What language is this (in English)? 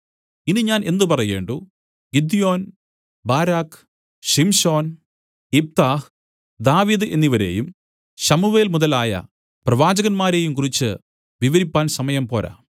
Malayalam